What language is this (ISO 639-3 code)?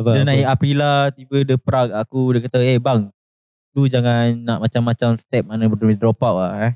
msa